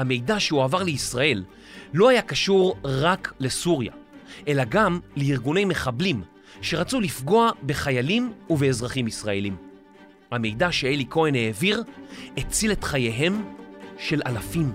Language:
Hebrew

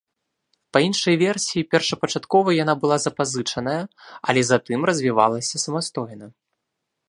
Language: Belarusian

